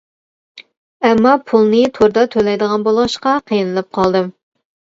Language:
Uyghur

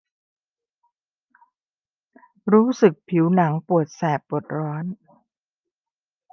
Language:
Thai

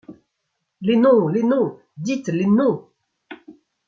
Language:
French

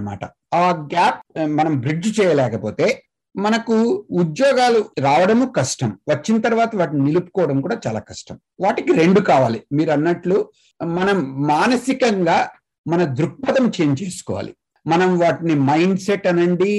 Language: Telugu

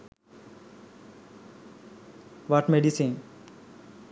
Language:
Sinhala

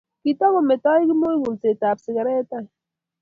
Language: Kalenjin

